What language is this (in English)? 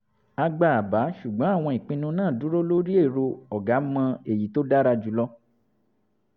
Yoruba